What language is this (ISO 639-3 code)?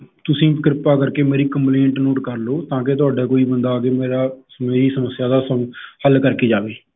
pan